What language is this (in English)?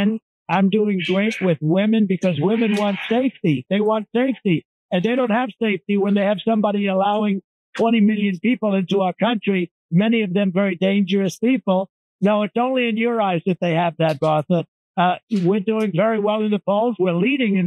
Turkish